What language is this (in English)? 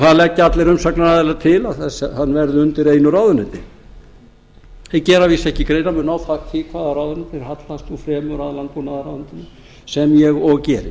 Icelandic